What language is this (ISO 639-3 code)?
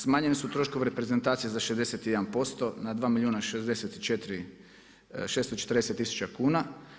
hrv